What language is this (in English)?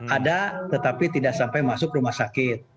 Indonesian